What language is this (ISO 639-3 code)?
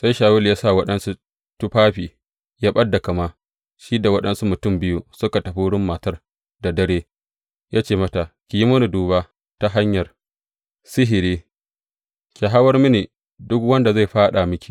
hau